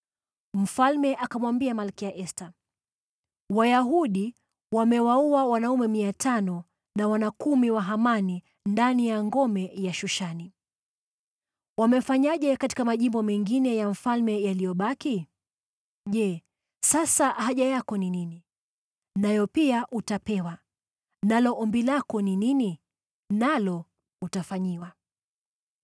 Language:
Swahili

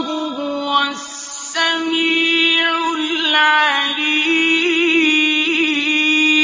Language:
Arabic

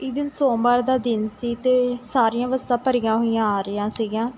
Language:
Punjabi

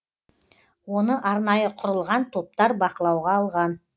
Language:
Kazakh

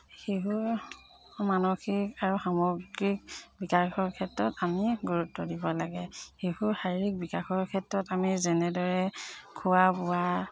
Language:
Assamese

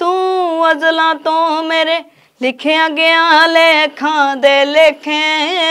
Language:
Punjabi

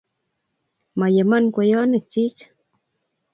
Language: Kalenjin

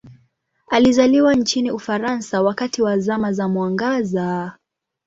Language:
Swahili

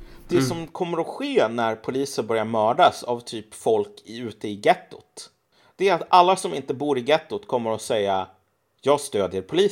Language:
Swedish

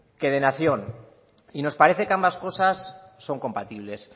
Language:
Spanish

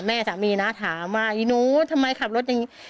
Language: Thai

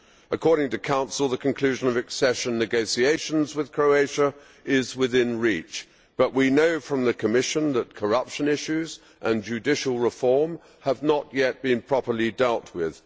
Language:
English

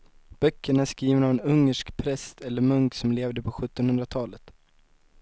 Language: Swedish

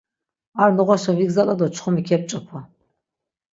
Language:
Laz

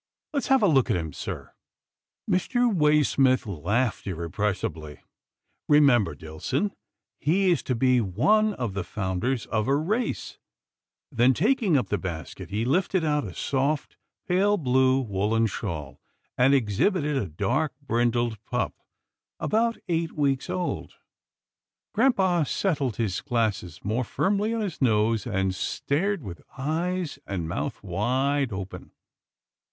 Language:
English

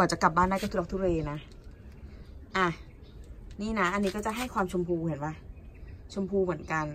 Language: Thai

